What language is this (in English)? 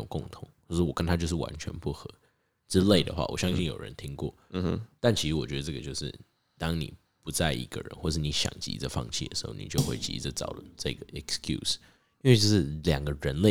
Chinese